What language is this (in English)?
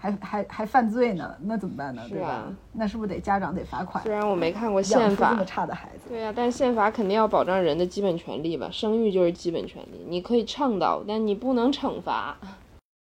Chinese